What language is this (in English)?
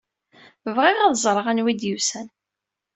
Kabyle